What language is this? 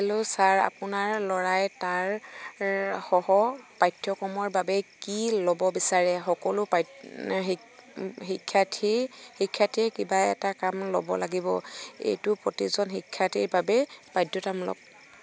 Assamese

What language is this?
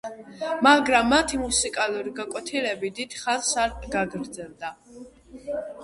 Georgian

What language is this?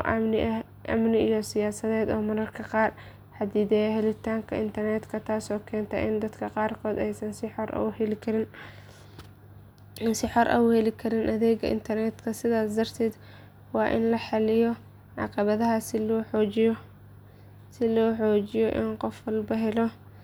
Somali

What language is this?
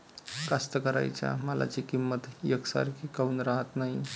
Marathi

